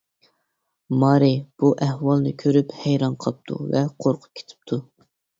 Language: Uyghur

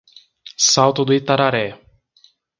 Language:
Portuguese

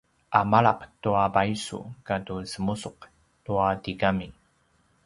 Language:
Paiwan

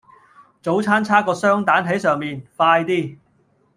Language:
Cantonese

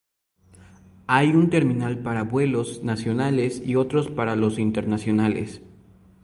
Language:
Spanish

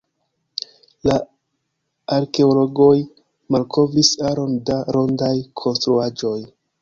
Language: Esperanto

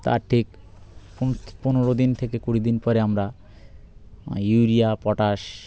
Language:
Bangla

